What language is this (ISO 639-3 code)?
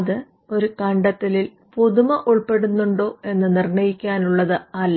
mal